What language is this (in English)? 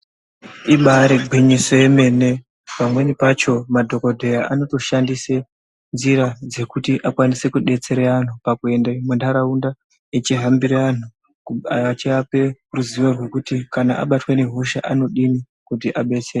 Ndau